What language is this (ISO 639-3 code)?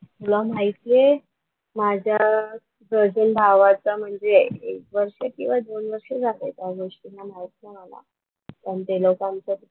mar